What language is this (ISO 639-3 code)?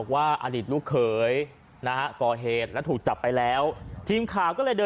tha